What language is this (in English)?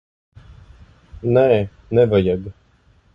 Latvian